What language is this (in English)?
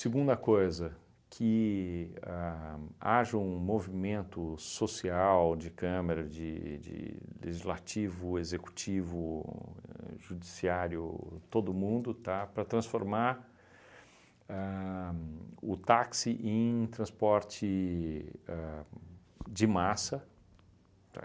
Portuguese